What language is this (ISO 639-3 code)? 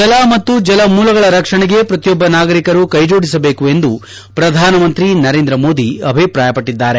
kan